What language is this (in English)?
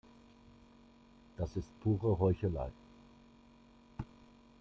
German